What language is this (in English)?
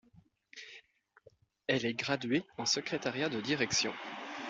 French